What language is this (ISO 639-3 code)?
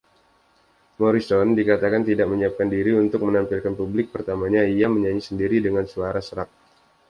ind